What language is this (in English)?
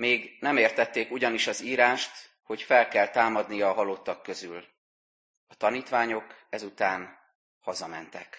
Hungarian